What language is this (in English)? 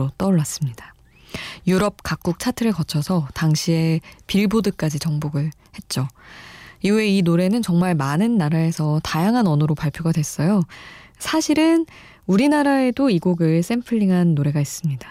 Korean